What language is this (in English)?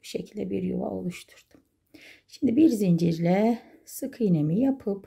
Turkish